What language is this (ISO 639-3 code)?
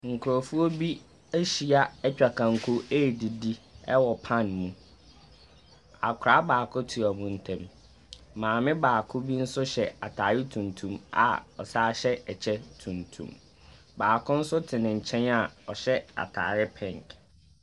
aka